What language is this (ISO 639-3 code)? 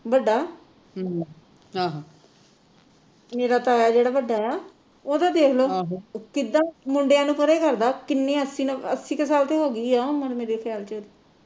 pan